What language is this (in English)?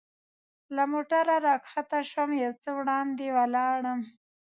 Pashto